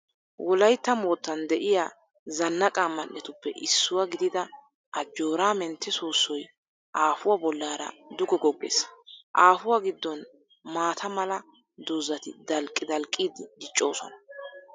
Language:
Wolaytta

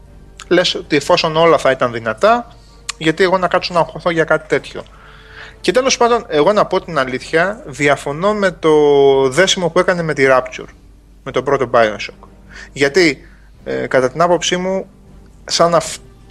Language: Greek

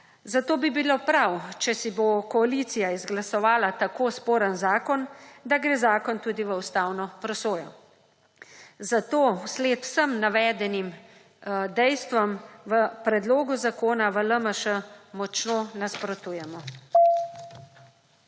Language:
Slovenian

